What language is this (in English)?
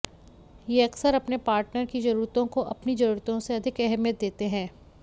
Hindi